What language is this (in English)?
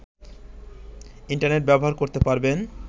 Bangla